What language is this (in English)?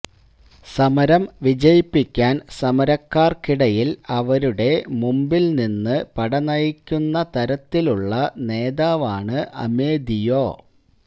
Malayalam